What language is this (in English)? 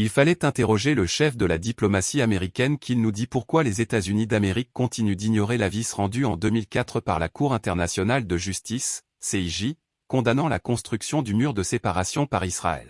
French